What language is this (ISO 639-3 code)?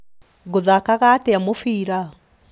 kik